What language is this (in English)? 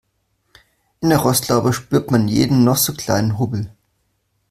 German